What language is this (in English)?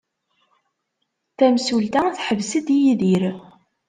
Kabyle